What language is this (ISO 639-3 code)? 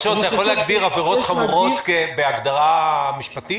heb